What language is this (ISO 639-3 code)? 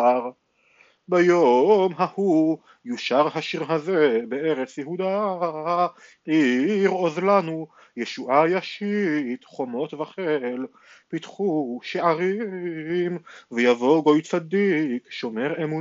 heb